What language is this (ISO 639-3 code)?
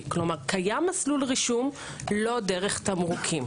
heb